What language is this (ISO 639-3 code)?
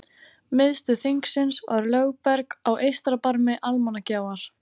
isl